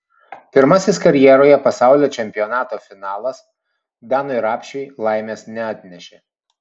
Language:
Lithuanian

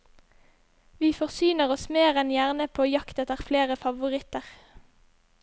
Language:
Norwegian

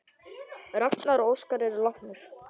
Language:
Icelandic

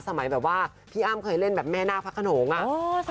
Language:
Thai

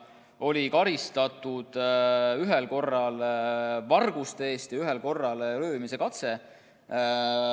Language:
Estonian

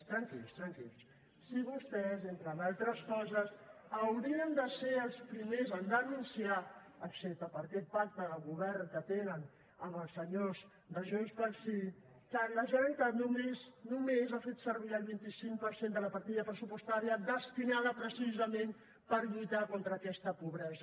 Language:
Catalan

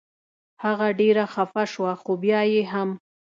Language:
Pashto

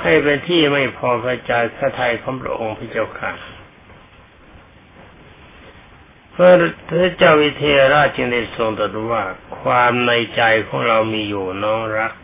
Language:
Thai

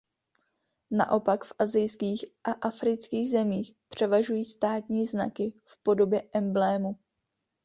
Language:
Czech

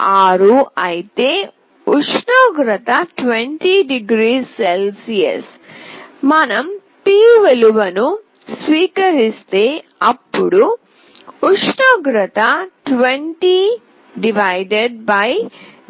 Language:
Telugu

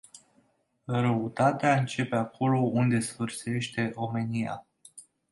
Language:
Romanian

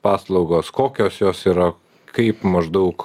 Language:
Lithuanian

